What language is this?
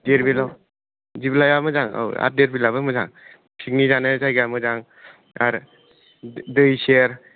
Bodo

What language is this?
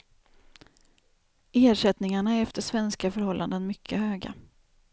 Swedish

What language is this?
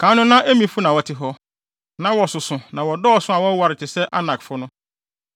Akan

